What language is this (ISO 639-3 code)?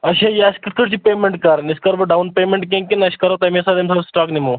kas